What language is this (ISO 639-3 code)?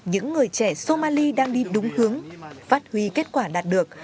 vie